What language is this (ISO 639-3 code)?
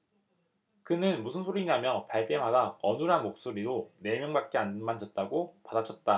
kor